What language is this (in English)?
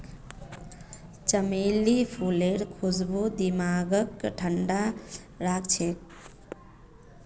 Magahi